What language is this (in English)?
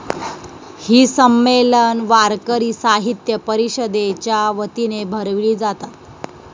Marathi